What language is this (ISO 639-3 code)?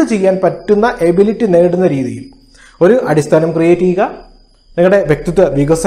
tur